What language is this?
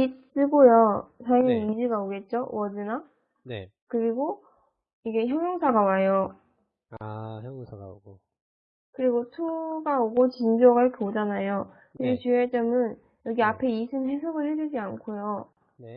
Korean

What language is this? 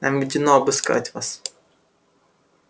Russian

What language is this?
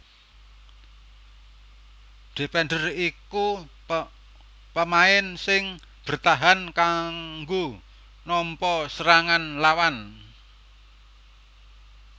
Javanese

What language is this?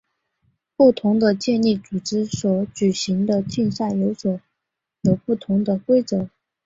Chinese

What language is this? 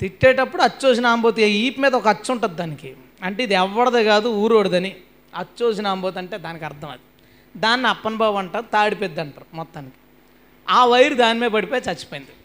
Telugu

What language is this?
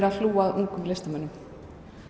Icelandic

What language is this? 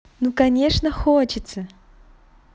Russian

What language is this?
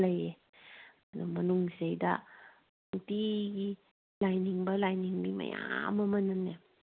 Manipuri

